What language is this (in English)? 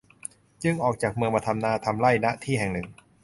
Thai